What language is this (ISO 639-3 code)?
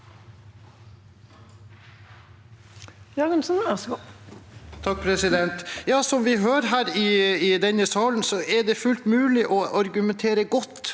nor